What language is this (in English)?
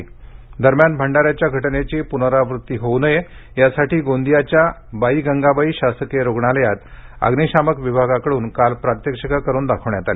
Marathi